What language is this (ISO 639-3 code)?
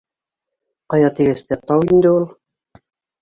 bak